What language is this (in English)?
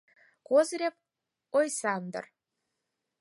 Mari